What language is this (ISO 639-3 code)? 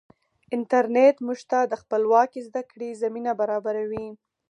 pus